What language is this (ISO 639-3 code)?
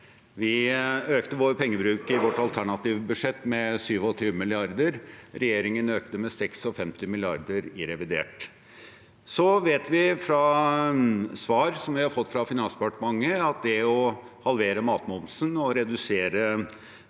nor